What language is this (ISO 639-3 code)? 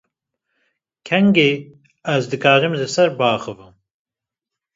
kur